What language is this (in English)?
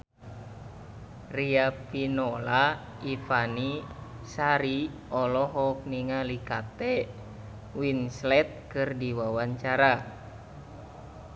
Sundanese